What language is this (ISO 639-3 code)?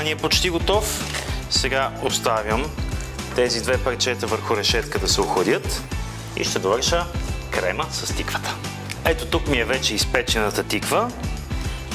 bul